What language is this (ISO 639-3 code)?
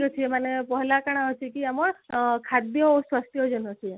ori